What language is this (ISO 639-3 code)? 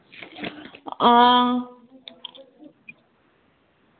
doi